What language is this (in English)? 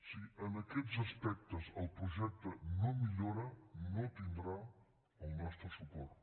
Catalan